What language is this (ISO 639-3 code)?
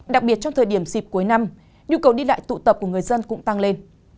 vie